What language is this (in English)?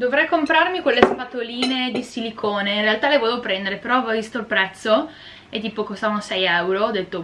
Italian